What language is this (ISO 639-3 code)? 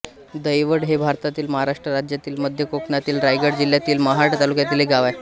mar